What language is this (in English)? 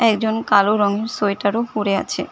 Bangla